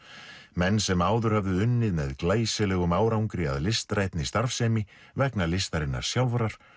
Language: Icelandic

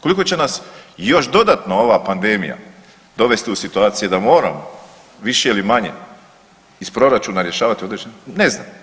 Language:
Croatian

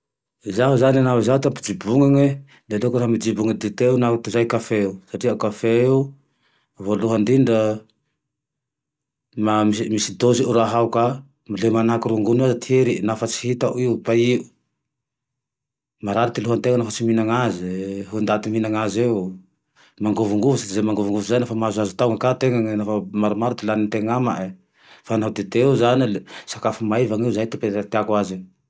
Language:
Tandroy-Mahafaly Malagasy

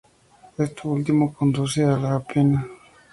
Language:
Spanish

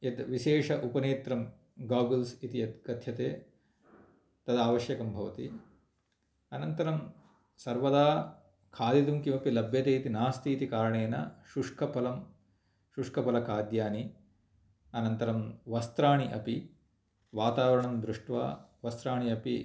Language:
Sanskrit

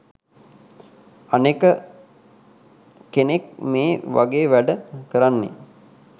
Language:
Sinhala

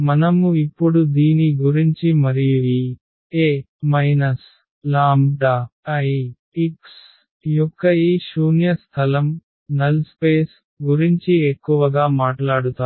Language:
Telugu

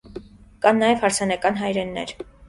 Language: Armenian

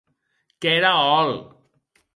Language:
Occitan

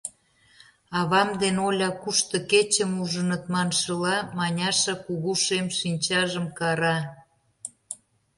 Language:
Mari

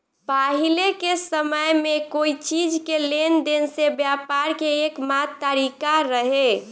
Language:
Bhojpuri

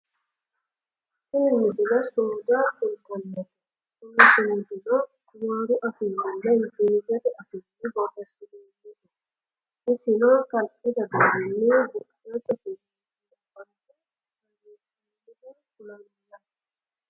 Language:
Sidamo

